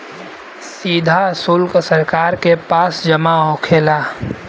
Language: Bhojpuri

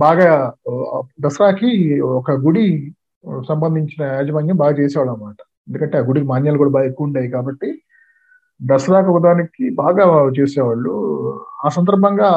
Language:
Telugu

